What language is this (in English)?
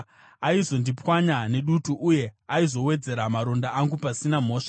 Shona